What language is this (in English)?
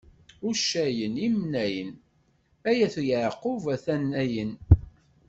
Kabyle